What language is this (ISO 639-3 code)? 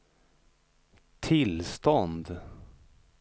swe